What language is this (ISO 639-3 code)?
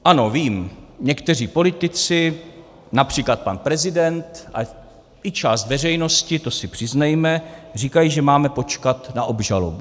ces